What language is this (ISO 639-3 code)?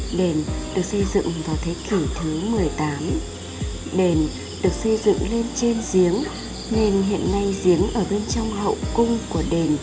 vie